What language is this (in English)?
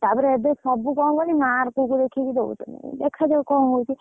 Odia